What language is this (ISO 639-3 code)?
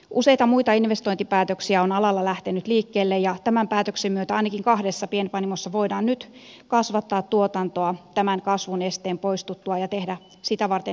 fin